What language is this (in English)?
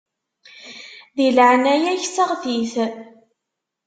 Kabyle